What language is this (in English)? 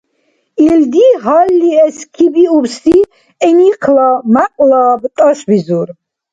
Dargwa